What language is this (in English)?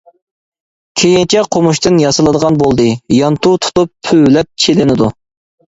Uyghur